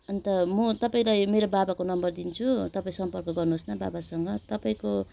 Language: Nepali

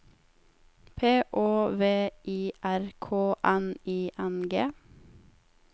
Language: Norwegian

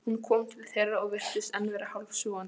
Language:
Icelandic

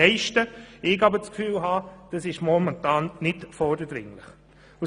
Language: Swiss German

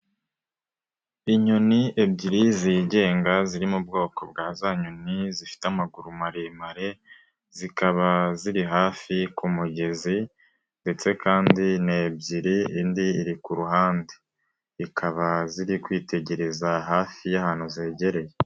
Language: Kinyarwanda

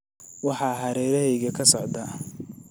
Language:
Somali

